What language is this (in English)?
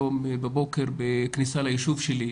Hebrew